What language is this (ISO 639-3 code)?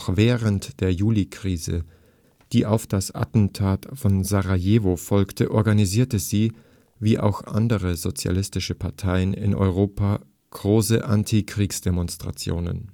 deu